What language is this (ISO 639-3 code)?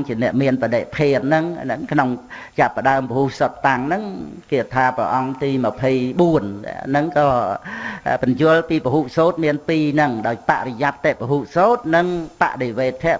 vie